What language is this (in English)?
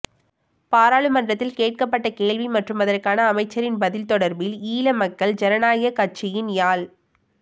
Tamil